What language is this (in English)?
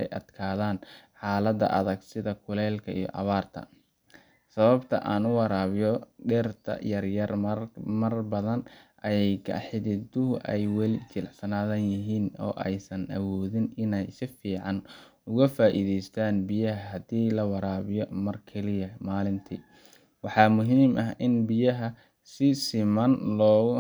Somali